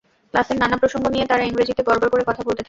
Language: Bangla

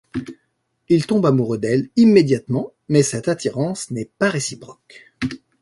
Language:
French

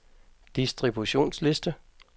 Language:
Danish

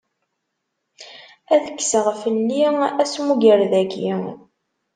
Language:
Kabyle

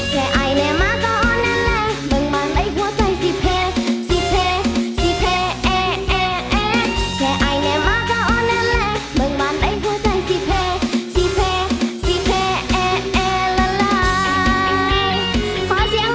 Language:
Thai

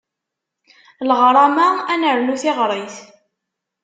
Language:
Kabyle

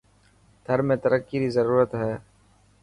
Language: Dhatki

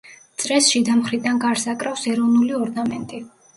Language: Georgian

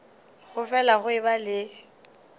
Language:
Northern Sotho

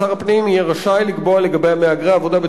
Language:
Hebrew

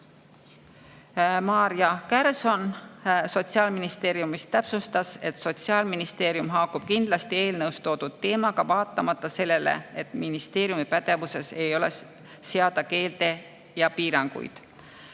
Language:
Estonian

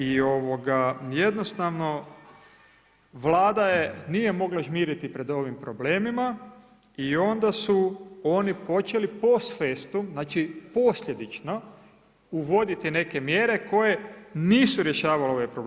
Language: Croatian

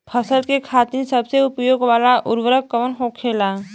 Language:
Bhojpuri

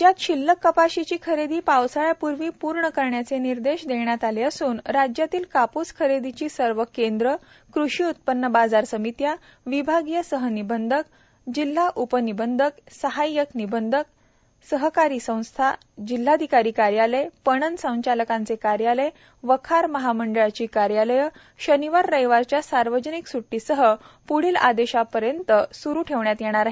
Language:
Marathi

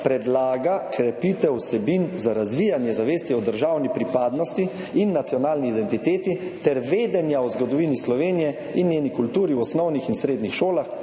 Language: Slovenian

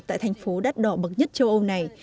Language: Vietnamese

